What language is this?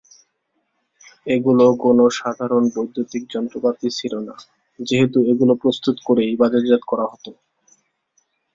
Bangla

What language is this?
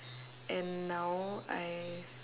English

